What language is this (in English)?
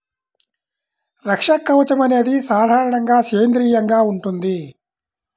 Telugu